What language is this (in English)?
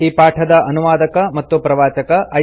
Kannada